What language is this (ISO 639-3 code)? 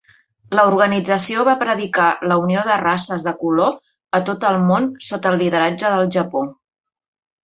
cat